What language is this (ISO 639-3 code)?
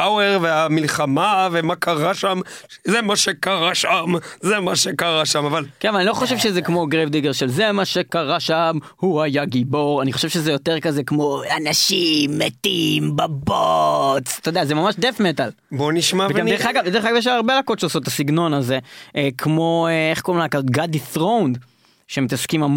heb